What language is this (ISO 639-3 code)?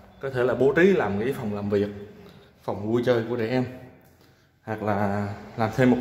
vie